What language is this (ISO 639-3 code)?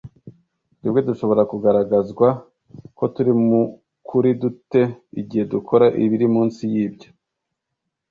kin